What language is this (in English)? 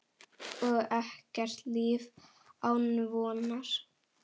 Icelandic